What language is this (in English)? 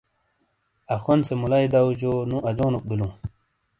Shina